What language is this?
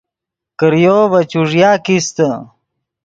Yidgha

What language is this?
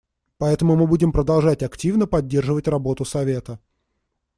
Russian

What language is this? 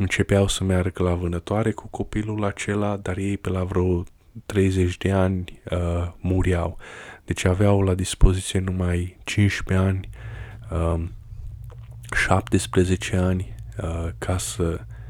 Romanian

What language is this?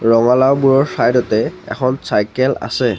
Assamese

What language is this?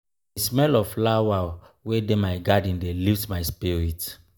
Nigerian Pidgin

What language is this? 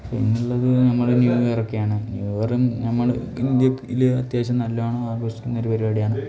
Malayalam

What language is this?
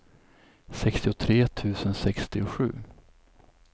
Swedish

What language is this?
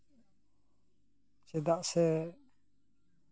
Santali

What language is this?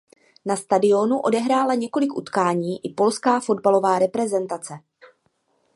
Czech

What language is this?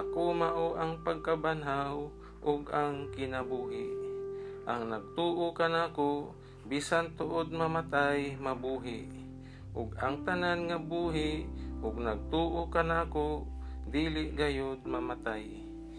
Filipino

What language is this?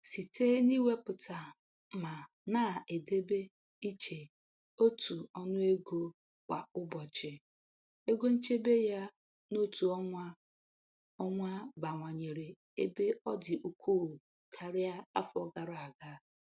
Igbo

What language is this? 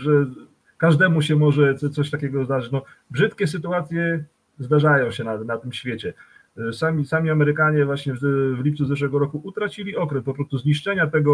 Polish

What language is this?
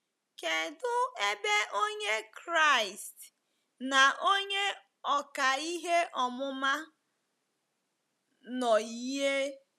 Igbo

